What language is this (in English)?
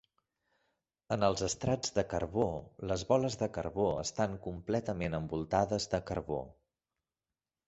Catalan